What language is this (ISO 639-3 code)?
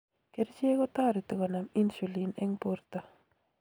kln